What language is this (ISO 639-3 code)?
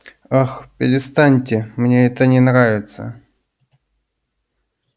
rus